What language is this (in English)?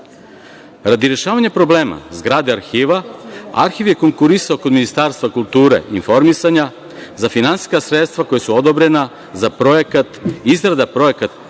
Serbian